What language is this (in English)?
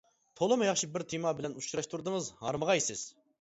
Uyghur